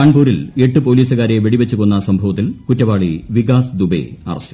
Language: Malayalam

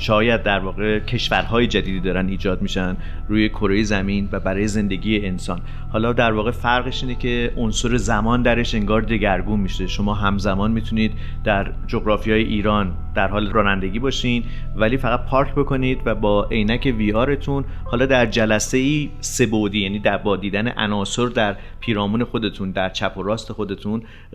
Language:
Persian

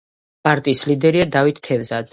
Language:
Georgian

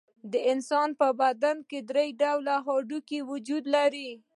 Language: Pashto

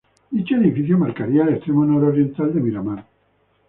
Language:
Spanish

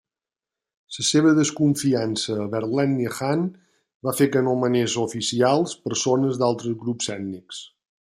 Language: Catalan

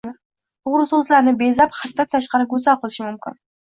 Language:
Uzbek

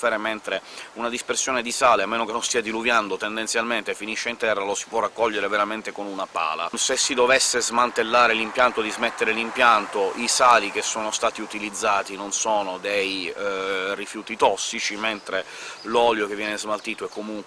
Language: Italian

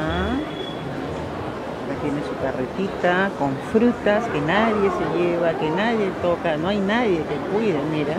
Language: Spanish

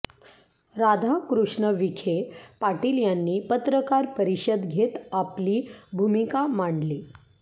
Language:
Marathi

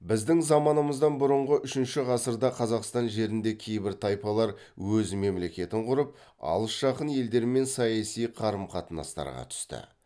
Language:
Kazakh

